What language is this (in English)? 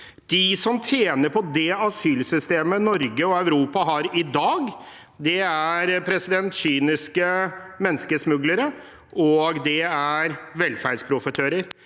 Norwegian